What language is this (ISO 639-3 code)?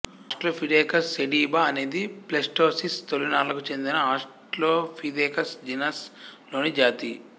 tel